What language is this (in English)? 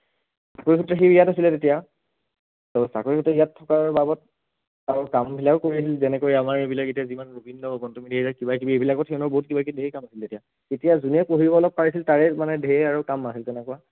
Assamese